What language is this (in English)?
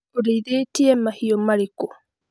Kikuyu